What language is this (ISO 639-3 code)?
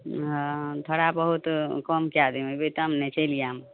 mai